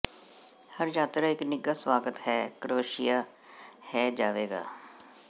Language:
Punjabi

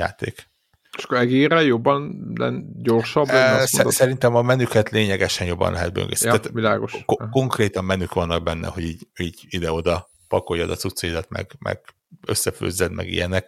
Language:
Hungarian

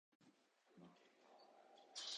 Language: Japanese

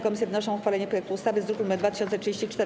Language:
Polish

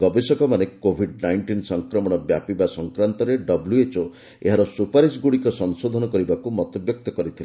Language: Odia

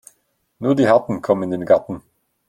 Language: German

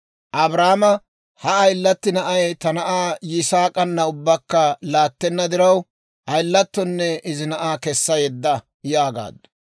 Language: Dawro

